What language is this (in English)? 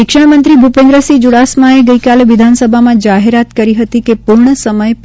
Gujarati